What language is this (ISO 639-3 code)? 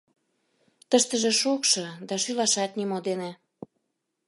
chm